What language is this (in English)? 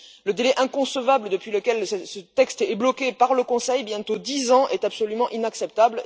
French